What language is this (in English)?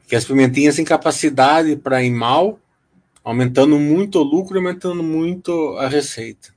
Portuguese